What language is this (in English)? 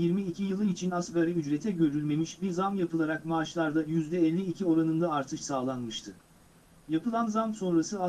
Turkish